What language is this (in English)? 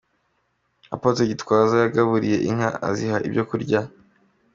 Kinyarwanda